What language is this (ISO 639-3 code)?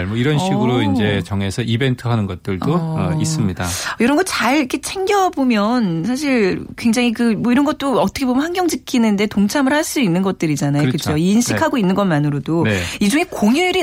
kor